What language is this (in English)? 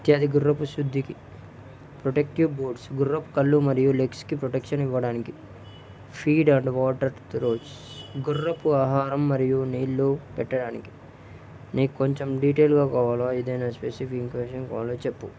Telugu